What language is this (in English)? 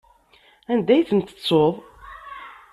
Kabyle